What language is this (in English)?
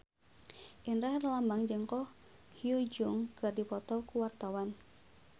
Sundanese